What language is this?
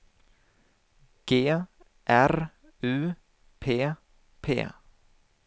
Swedish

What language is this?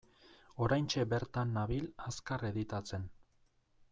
Basque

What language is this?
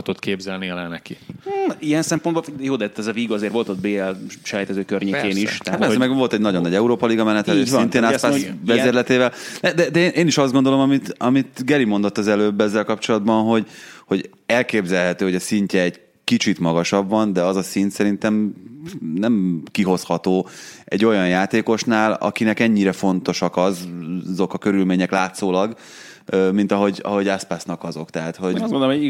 Hungarian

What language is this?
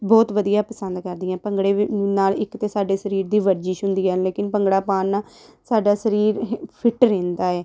Punjabi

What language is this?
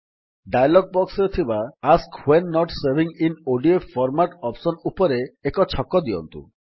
Odia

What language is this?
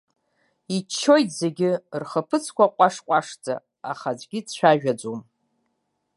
Abkhazian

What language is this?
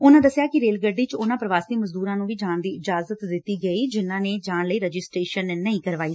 Punjabi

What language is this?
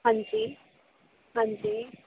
Punjabi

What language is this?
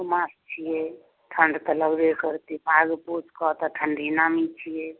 Maithili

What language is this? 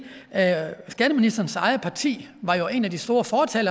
Danish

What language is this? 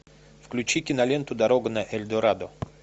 Russian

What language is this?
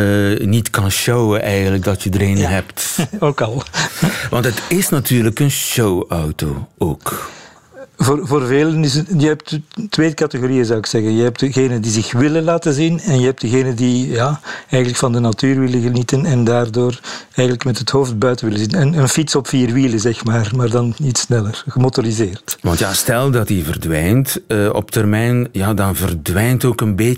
Dutch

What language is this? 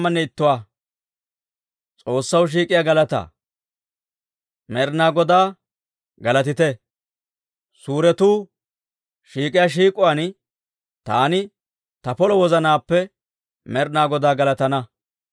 Dawro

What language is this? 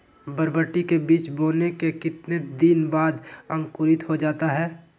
Magahi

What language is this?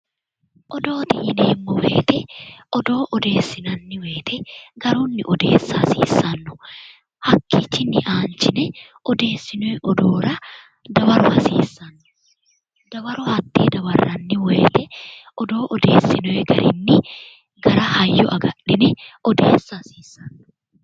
Sidamo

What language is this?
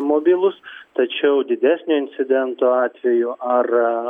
Lithuanian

